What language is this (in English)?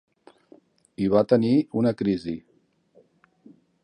Catalan